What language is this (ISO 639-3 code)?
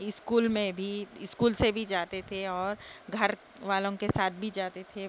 urd